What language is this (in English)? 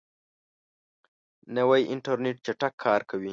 Pashto